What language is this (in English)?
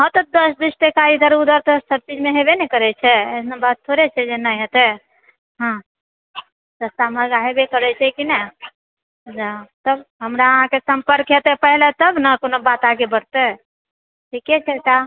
Maithili